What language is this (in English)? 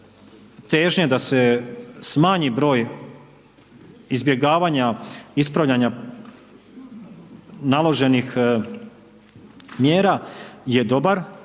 Croatian